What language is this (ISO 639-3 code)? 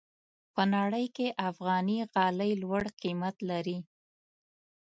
pus